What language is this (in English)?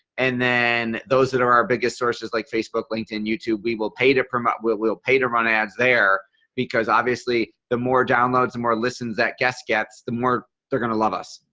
English